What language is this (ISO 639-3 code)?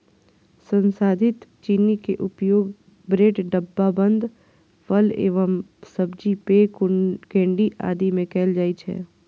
mai